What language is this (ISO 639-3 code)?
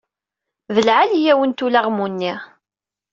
kab